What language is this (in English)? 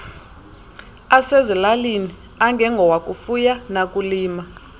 Xhosa